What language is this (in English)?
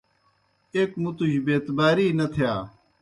Kohistani Shina